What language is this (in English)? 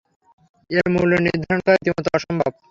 Bangla